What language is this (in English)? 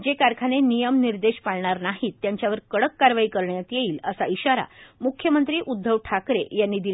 Marathi